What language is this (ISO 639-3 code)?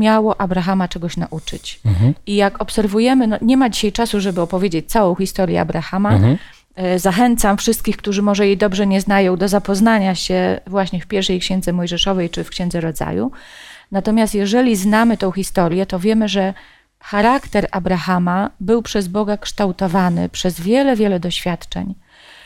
pol